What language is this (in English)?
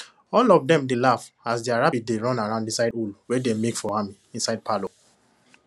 Nigerian Pidgin